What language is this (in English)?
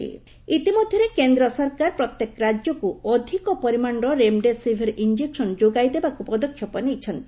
Odia